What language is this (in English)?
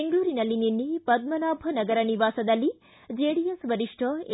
Kannada